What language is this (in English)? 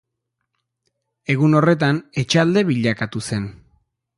Basque